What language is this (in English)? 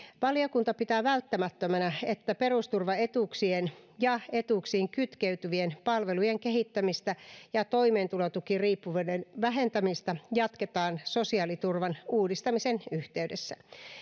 Finnish